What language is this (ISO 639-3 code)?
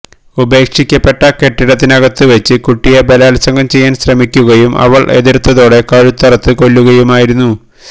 mal